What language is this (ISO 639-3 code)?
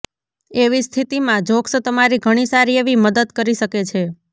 guj